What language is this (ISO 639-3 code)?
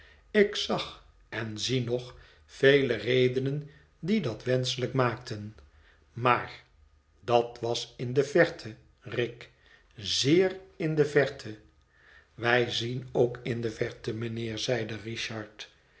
nld